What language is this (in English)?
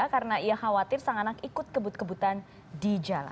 Indonesian